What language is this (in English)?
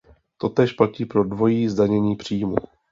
Czech